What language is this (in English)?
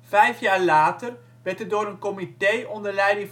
Dutch